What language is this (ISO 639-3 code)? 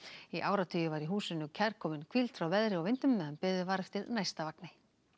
isl